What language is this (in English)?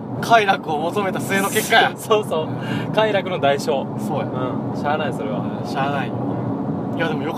Japanese